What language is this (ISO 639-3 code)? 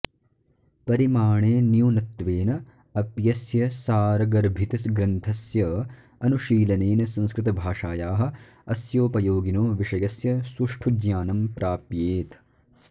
san